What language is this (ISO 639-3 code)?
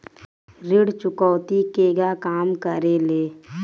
bho